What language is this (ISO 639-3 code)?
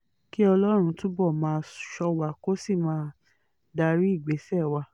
yor